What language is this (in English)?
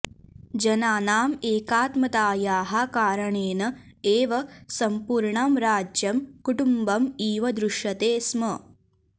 Sanskrit